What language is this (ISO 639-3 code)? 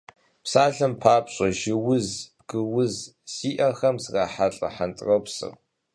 kbd